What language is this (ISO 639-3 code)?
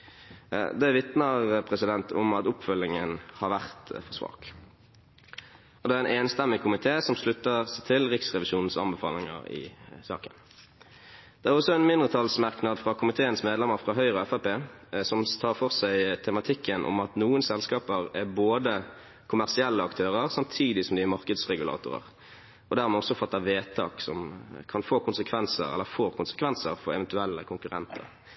nob